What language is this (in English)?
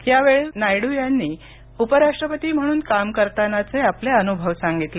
Marathi